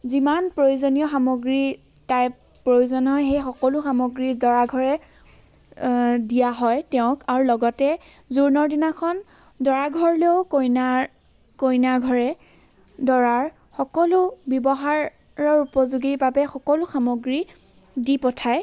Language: Assamese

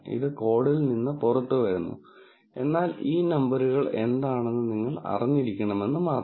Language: Malayalam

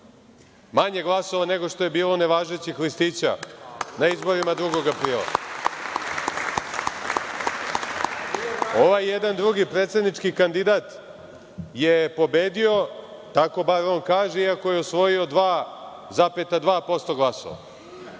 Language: Serbian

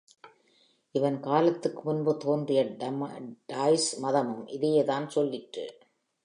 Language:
Tamil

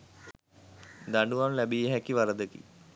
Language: Sinhala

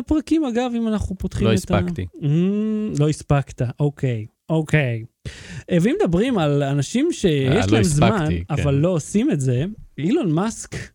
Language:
Hebrew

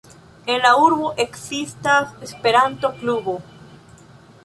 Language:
Esperanto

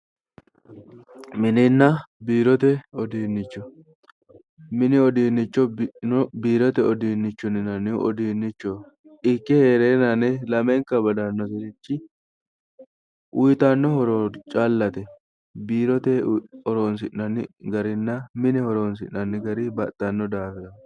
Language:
Sidamo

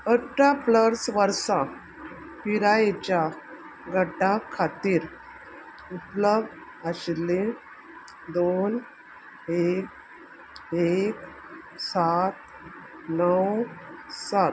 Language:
Konkani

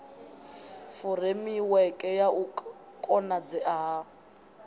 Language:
Venda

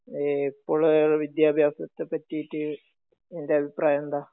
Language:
Malayalam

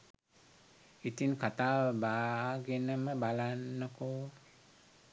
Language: Sinhala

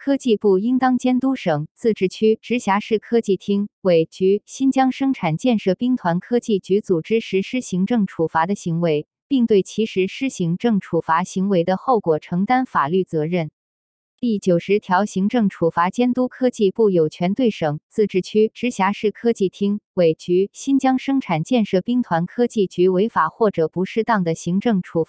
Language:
Chinese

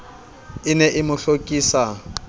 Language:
Southern Sotho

